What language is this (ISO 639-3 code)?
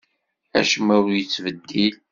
kab